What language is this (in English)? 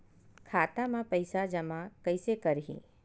Chhattisgarhi